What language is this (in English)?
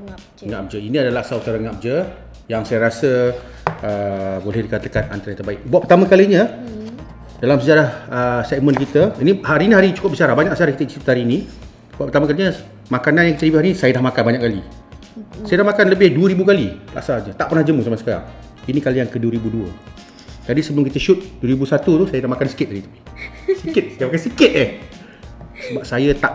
Malay